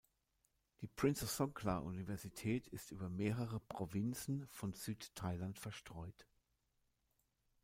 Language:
German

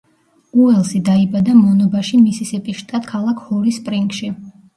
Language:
Georgian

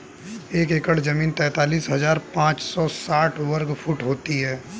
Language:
Hindi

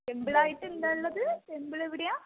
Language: Malayalam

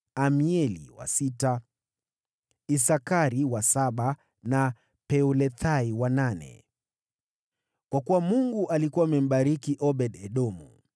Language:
Swahili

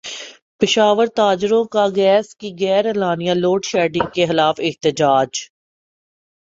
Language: Urdu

